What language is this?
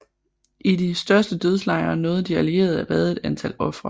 Danish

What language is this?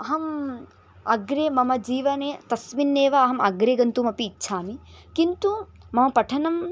Sanskrit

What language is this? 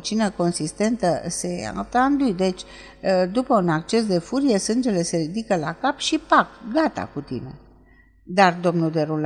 Romanian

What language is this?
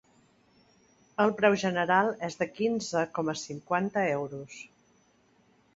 Catalan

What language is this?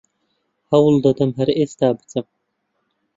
Central Kurdish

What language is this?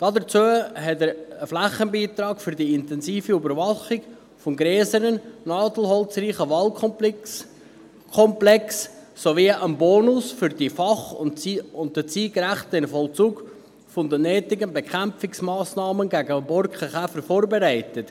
Swiss German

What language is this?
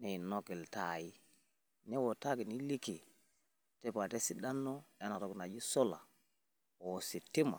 Masai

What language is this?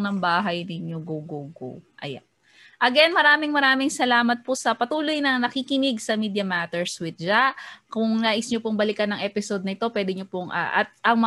Filipino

